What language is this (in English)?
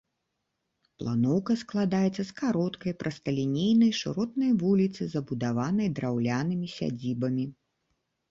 Belarusian